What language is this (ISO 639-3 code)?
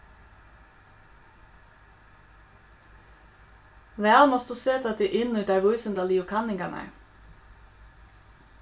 fao